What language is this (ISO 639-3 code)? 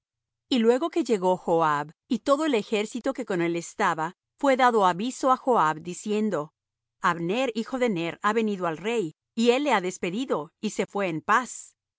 spa